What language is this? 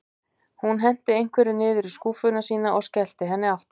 Icelandic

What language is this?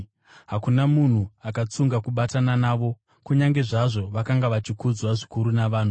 Shona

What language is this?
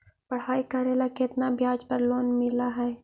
Magahi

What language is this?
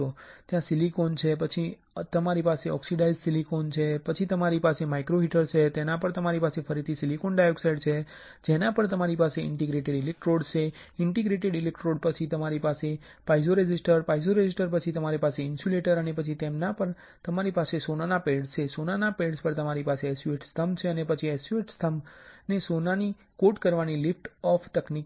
Gujarati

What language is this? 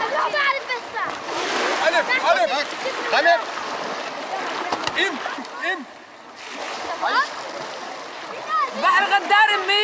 Arabic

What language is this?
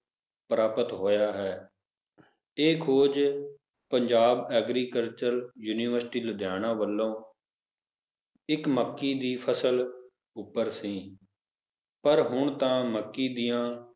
Punjabi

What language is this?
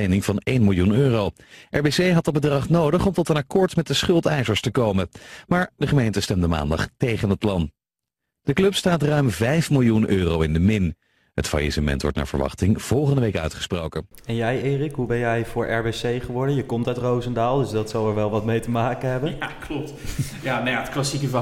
Dutch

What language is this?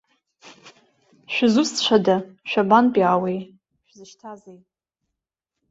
Abkhazian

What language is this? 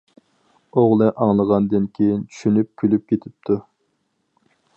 Uyghur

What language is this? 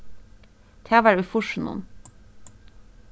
Faroese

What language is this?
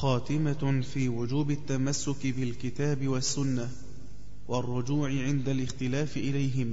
Arabic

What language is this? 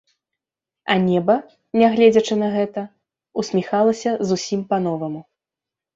Belarusian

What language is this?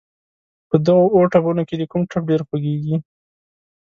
Pashto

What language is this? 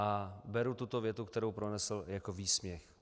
Czech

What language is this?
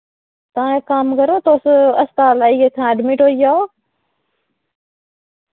Dogri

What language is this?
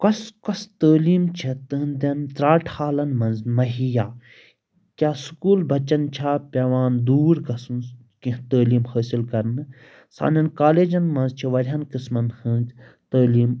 Kashmiri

